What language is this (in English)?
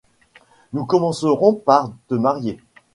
French